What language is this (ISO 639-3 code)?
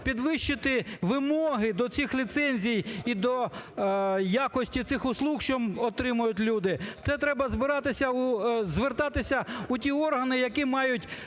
ukr